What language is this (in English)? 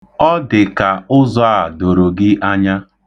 Igbo